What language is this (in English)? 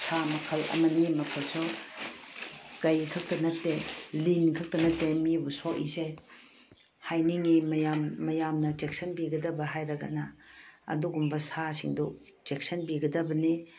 Manipuri